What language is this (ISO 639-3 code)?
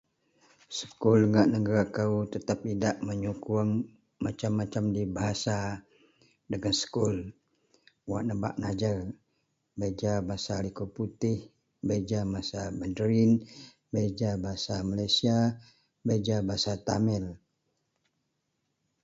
mel